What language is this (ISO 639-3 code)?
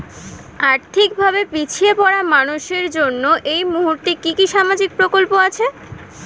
ben